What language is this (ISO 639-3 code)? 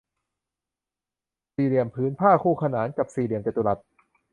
tha